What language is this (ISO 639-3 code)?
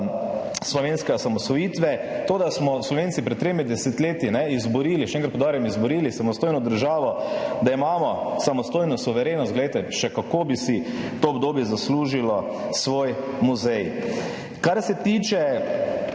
slv